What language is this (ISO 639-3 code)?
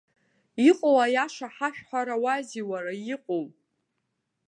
abk